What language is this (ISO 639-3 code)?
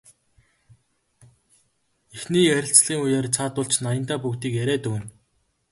mon